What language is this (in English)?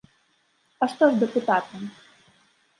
Belarusian